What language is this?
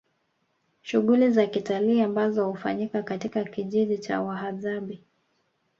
Swahili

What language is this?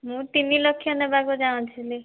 Odia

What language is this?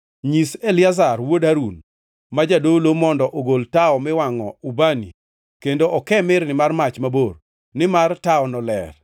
Luo (Kenya and Tanzania)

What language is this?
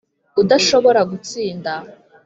Kinyarwanda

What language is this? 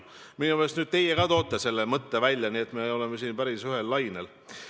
Estonian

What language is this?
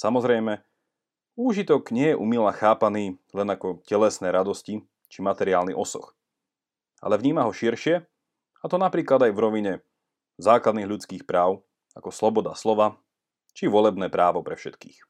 Slovak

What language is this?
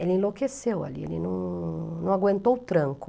Portuguese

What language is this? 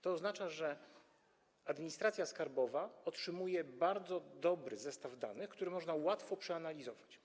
Polish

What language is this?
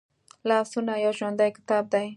Pashto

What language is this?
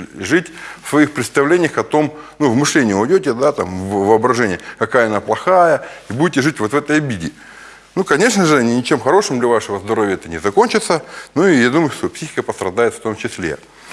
Russian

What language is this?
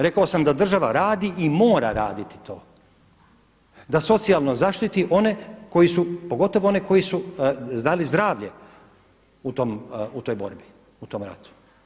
Croatian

